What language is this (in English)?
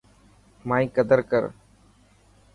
Dhatki